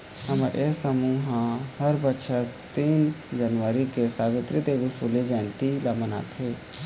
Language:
Chhattisgarhi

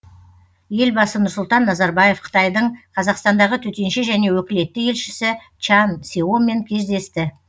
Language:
Kazakh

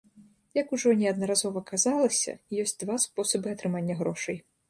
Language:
Belarusian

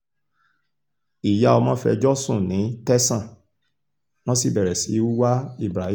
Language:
Yoruba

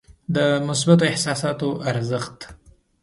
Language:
Pashto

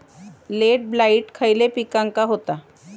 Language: Marathi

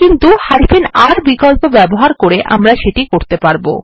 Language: Bangla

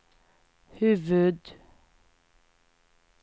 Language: Swedish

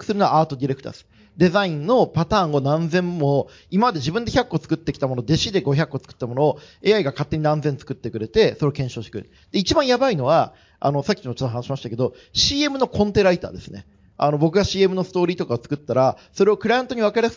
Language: Japanese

